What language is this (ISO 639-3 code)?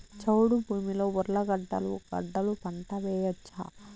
tel